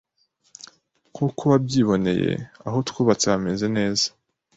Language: Kinyarwanda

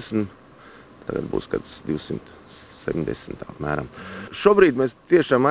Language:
Latvian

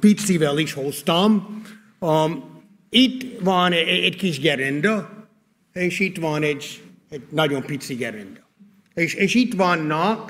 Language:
Hungarian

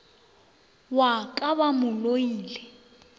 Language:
Northern Sotho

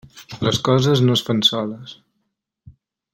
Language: Catalan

